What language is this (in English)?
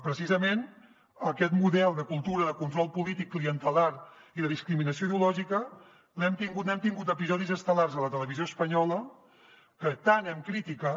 Catalan